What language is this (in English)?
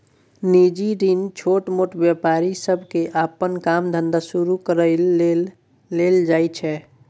Maithili